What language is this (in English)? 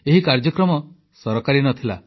Odia